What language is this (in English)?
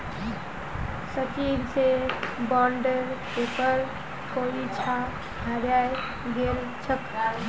Magahi